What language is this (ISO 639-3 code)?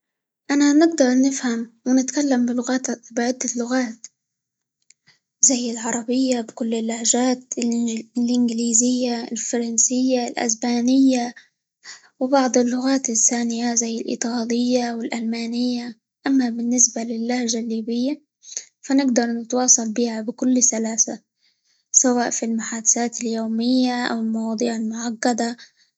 ayl